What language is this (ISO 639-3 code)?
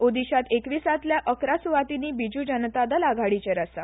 kok